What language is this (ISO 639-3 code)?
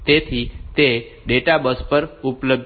guj